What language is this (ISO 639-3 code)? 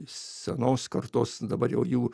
lit